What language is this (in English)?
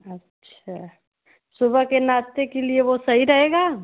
Hindi